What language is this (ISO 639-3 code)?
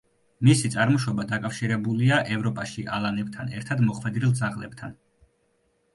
kat